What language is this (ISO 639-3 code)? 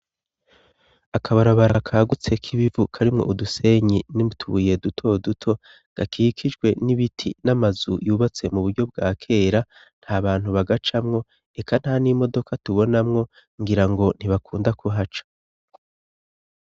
run